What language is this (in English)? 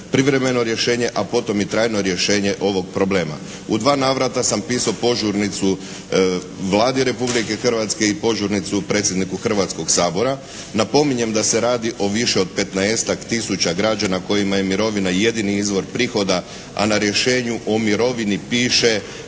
Croatian